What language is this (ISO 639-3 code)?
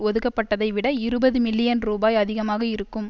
tam